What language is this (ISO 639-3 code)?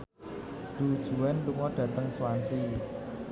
jav